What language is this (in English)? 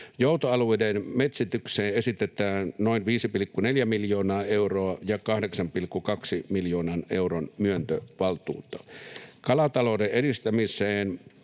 Finnish